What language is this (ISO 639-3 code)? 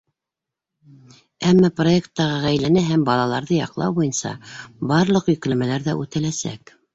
bak